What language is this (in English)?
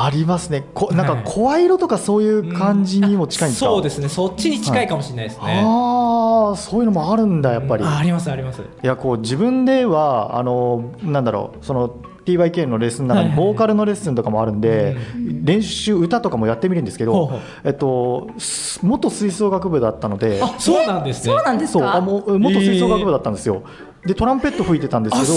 Japanese